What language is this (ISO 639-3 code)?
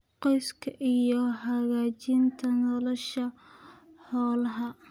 som